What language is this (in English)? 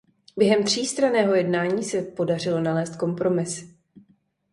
Czech